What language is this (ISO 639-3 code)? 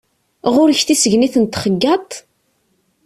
kab